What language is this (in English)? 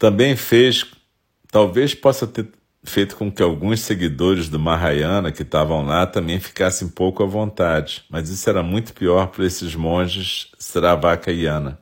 Portuguese